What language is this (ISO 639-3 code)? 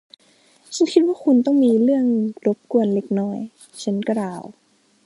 tha